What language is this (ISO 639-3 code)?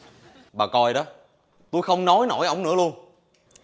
vie